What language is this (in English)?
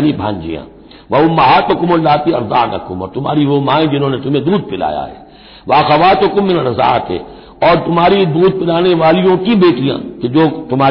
Hindi